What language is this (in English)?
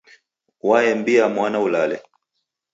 Taita